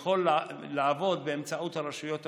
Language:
Hebrew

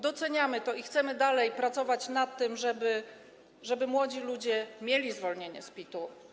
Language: Polish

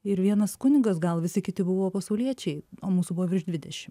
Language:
Lithuanian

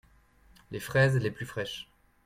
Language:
French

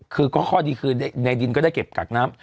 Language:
Thai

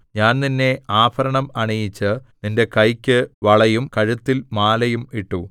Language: Malayalam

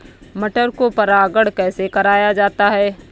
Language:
Hindi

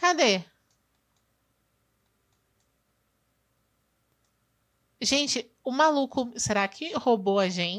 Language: Portuguese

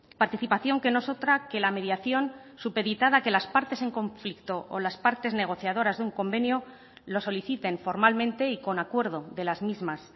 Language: Spanish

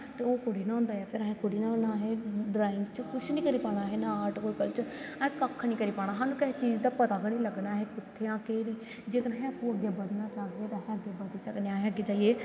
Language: Dogri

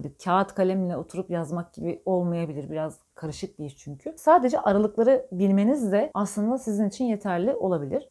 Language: Turkish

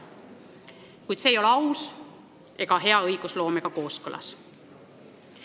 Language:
Estonian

